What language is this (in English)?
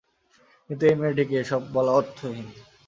Bangla